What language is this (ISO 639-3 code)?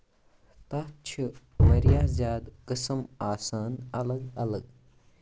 kas